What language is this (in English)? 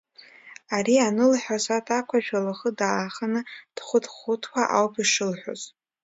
Abkhazian